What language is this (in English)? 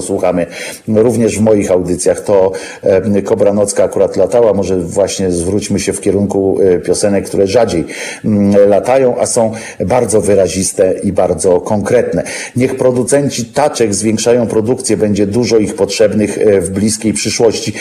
Polish